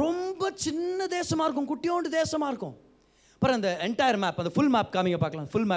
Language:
Tamil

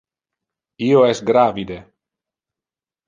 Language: Interlingua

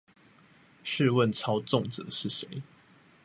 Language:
Chinese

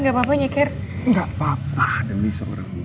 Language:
Indonesian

